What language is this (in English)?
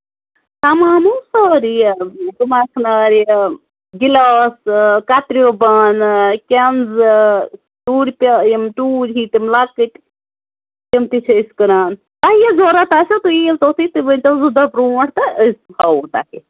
Kashmiri